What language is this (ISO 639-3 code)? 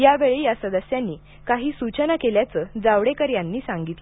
mar